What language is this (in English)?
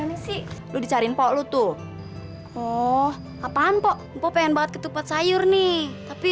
Indonesian